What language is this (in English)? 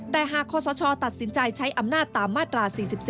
Thai